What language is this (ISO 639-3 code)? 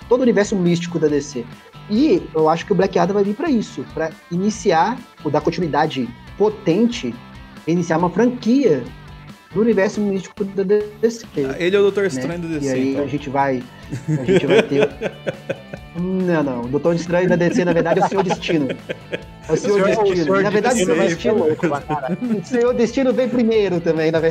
por